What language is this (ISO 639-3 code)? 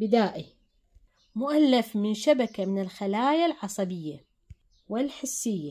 ara